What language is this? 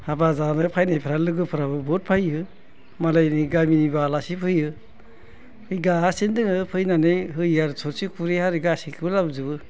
Bodo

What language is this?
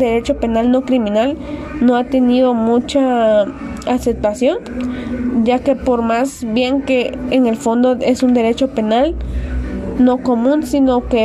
Spanish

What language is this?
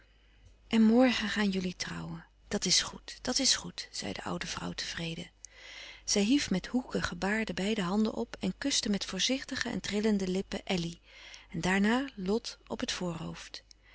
Dutch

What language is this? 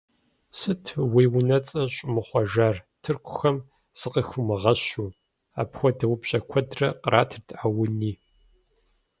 Kabardian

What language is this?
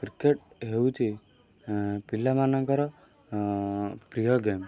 Odia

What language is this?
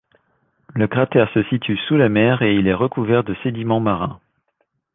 French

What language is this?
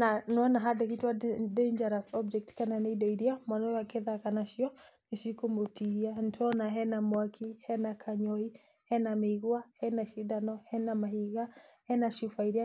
Kikuyu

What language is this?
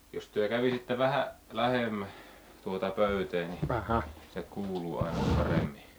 Finnish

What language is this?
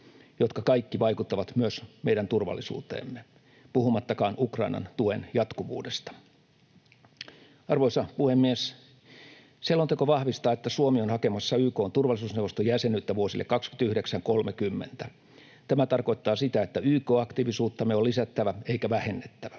Finnish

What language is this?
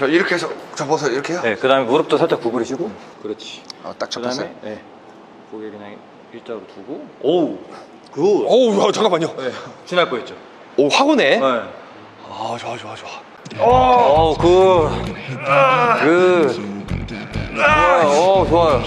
Korean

